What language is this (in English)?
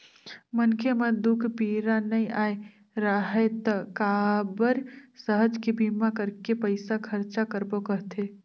Chhattisgarhi